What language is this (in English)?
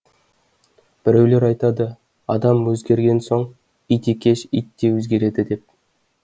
Kazakh